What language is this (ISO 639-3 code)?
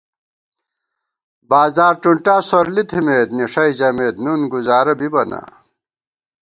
gwt